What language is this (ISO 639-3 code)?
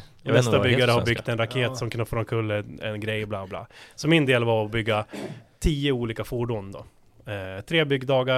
swe